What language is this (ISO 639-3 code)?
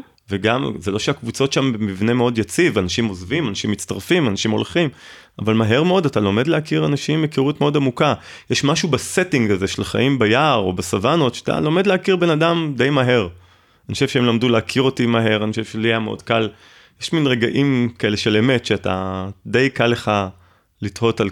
heb